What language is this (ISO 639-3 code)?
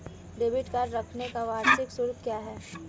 hin